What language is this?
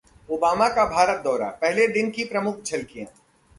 Hindi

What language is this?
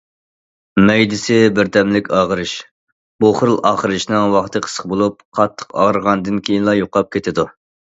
Uyghur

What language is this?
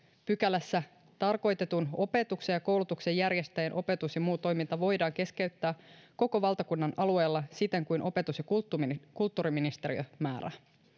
Finnish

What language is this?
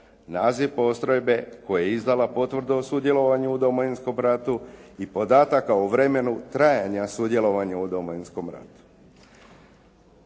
Croatian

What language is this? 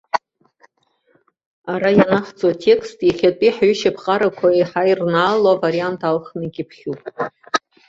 Abkhazian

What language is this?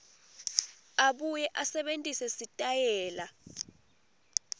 Swati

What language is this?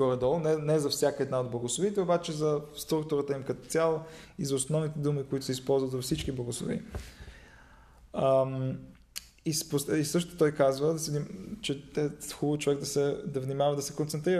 Bulgarian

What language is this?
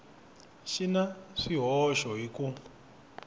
Tsonga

